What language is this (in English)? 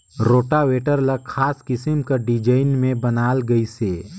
Chhattisgarhi